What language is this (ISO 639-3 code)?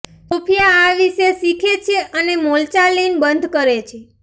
guj